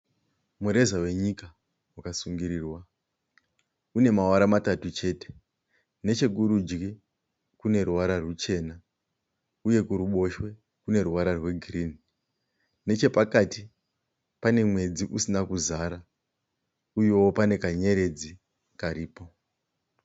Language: Shona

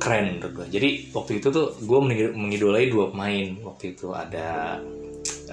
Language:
Indonesian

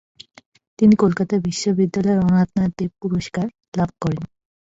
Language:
Bangla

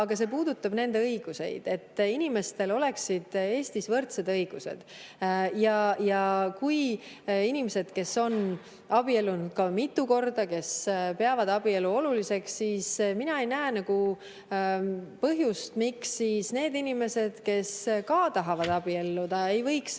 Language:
Estonian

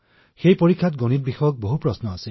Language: Assamese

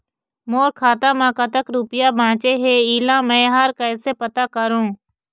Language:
Chhattisgarhi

